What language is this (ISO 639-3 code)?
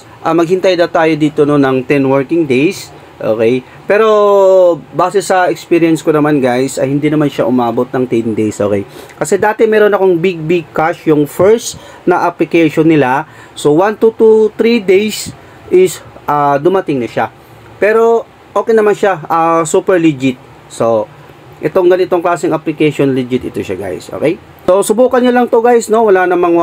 fil